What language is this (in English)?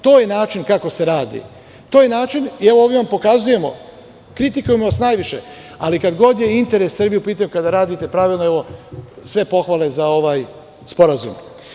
Serbian